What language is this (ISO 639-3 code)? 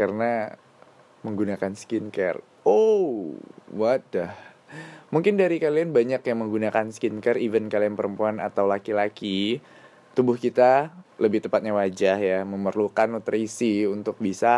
ind